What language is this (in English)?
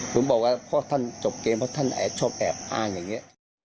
Thai